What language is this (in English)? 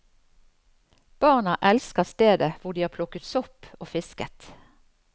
Norwegian